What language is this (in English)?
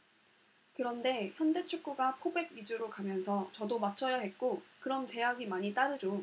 Korean